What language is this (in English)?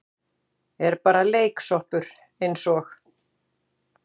Icelandic